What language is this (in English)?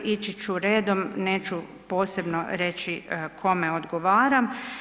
Croatian